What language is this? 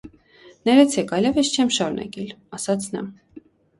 Armenian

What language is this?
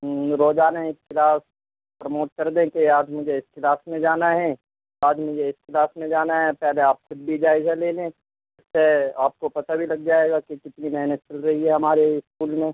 Urdu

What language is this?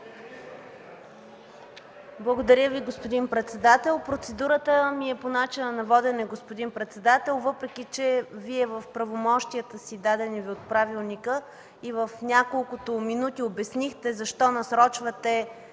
Bulgarian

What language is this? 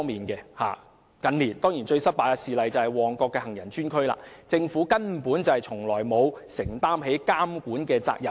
Cantonese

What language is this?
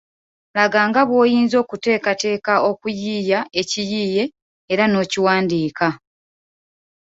Ganda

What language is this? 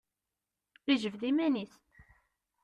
Kabyle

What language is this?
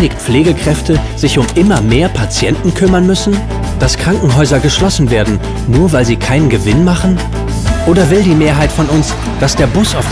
German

